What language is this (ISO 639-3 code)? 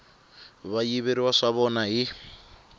tso